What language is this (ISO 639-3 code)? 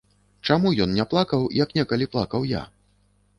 bel